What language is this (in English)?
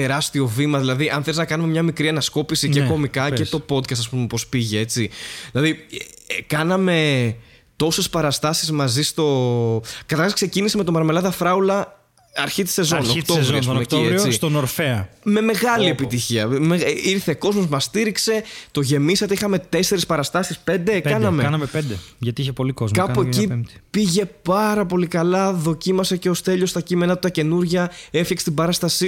Greek